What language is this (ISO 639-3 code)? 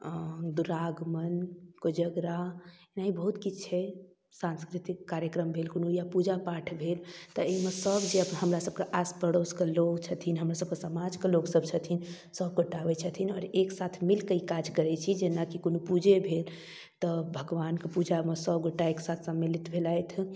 mai